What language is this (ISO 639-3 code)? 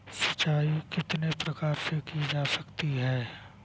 hin